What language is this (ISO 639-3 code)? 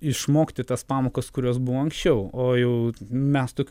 lit